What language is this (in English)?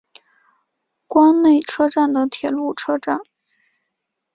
Chinese